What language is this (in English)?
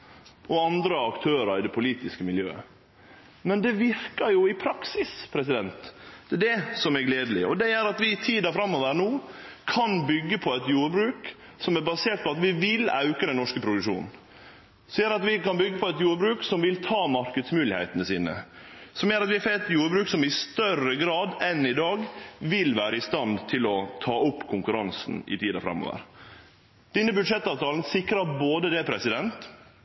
Norwegian Nynorsk